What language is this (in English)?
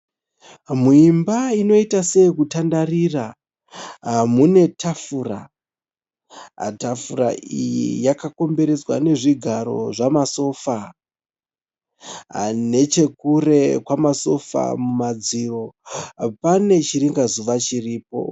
Shona